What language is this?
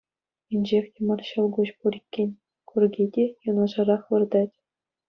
Chuvash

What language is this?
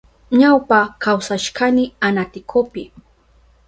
Southern Pastaza Quechua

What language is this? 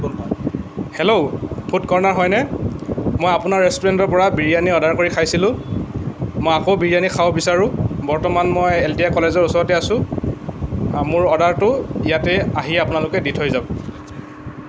Assamese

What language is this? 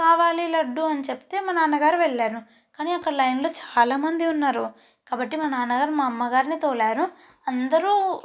Telugu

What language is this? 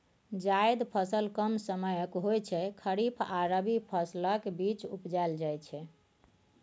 Maithili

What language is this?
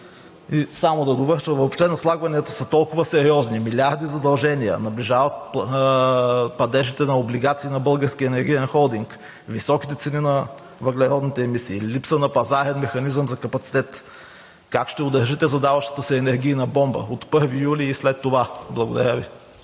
Bulgarian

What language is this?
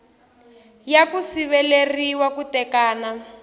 Tsonga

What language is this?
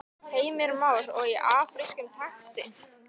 Icelandic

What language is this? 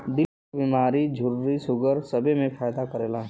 Bhojpuri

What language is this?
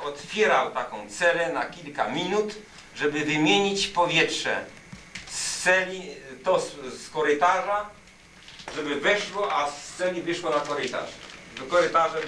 Polish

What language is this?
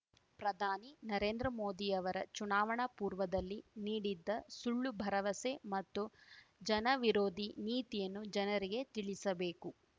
Kannada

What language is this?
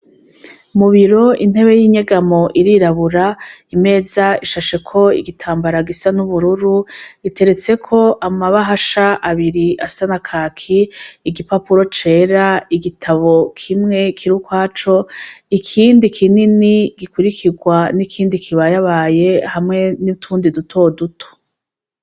Rundi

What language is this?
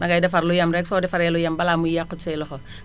Wolof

